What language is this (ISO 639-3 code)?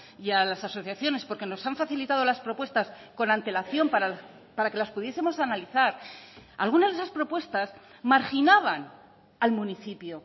spa